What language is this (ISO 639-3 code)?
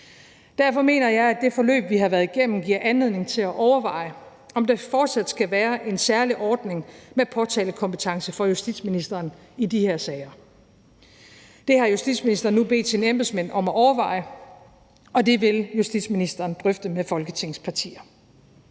dan